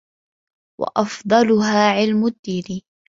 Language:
Arabic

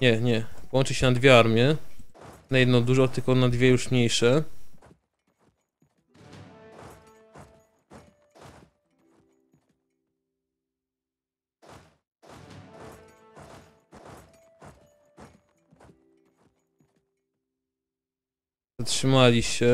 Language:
Polish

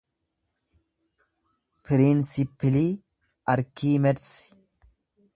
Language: Oromo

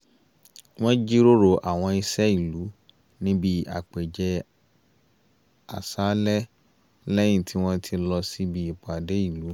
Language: Yoruba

